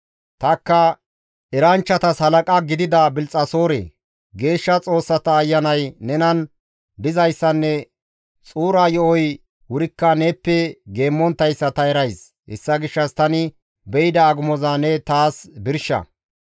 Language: Gamo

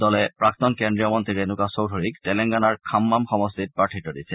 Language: Assamese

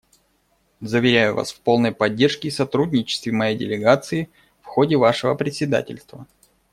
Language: Russian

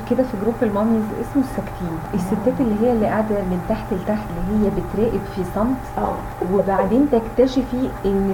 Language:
Arabic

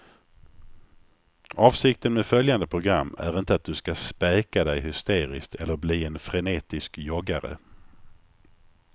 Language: Swedish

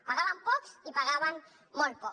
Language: Catalan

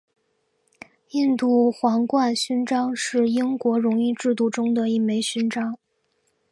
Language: Chinese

